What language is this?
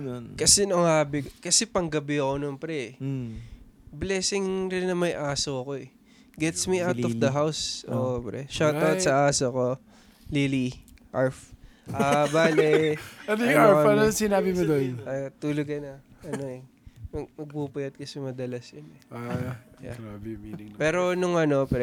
Filipino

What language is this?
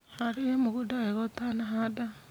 Kikuyu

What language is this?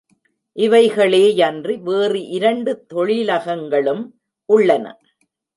Tamil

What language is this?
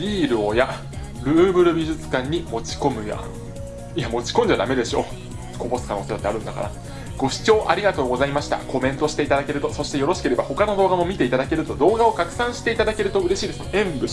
Japanese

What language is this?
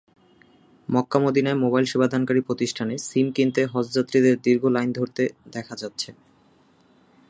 Bangla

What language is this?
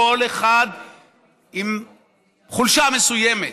Hebrew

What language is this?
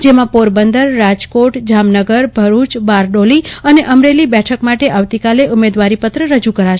Gujarati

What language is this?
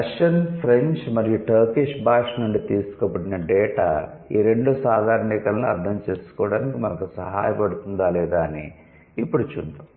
Telugu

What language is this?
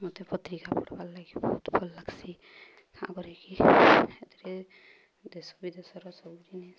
Odia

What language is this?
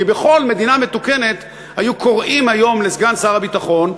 Hebrew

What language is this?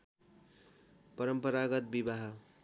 Nepali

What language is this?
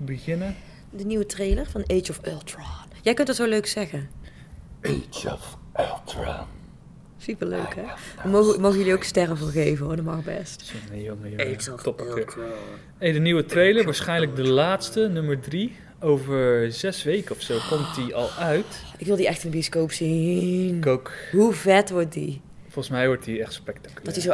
Dutch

